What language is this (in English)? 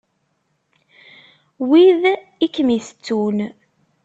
Kabyle